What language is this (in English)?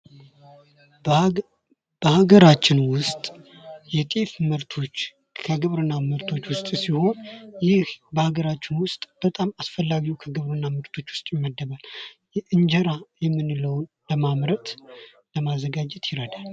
Amharic